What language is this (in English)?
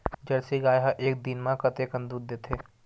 Chhattisgarhi